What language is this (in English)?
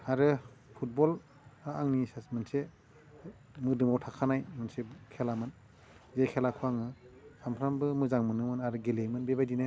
Bodo